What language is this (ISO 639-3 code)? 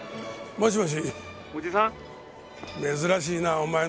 jpn